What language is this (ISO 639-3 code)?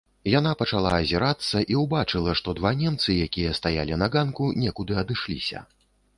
bel